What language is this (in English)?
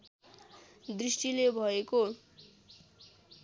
Nepali